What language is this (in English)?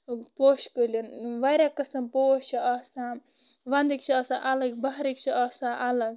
Kashmiri